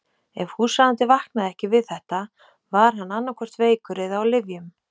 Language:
Icelandic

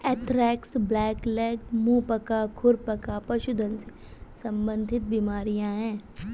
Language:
Hindi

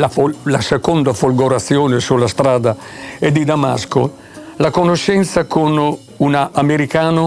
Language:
Italian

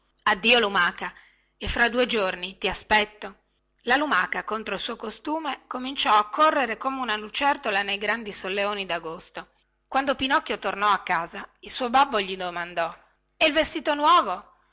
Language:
Italian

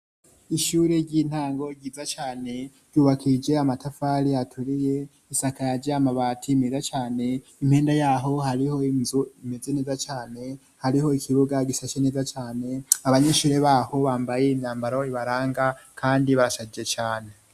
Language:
Rundi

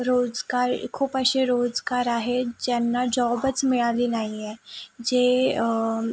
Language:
Marathi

